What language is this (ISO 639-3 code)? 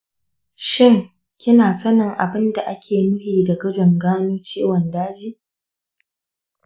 hau